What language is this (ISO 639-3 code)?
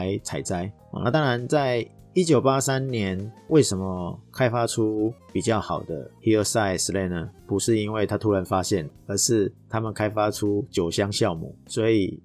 zho